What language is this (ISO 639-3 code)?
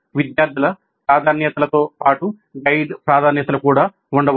tel